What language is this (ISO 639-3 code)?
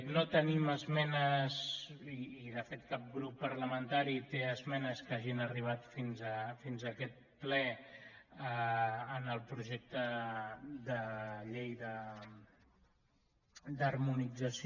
cat